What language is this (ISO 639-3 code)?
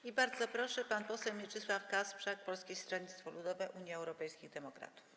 pol